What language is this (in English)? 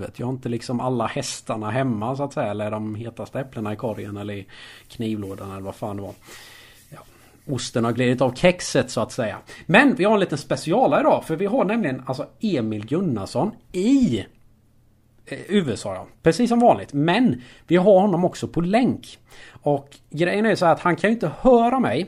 Swedish